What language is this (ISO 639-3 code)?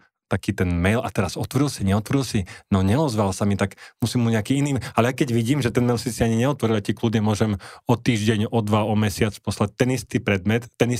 slk